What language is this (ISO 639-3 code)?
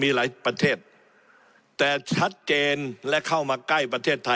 tha